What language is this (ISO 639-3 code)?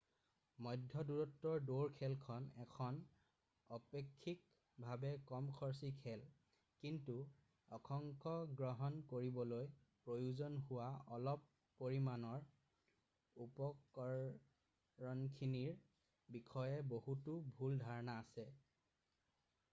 asm